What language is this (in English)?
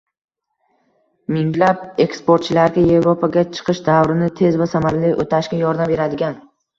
Uzbek